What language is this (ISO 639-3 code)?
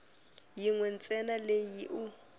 tso